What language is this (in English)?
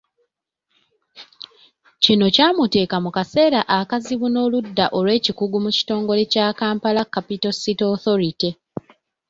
Ganda